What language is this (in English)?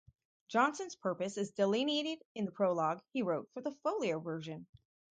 English